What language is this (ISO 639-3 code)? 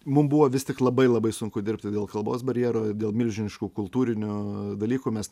lit